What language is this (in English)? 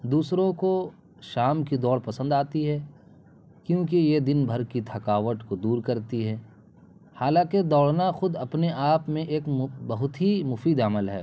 Urdu